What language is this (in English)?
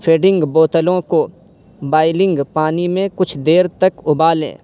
Urdu